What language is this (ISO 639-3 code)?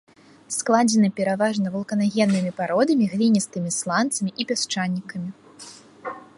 bel